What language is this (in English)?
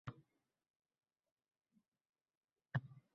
Uzbek